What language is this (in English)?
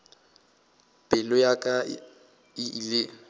Northern Sotho